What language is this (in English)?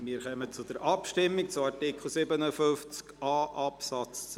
Swiss German